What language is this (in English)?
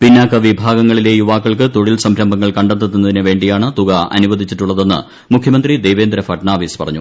Malayalam